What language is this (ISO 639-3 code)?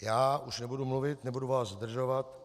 ces